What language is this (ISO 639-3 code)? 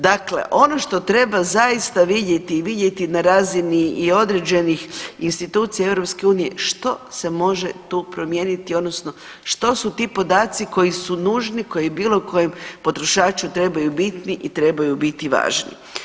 hrv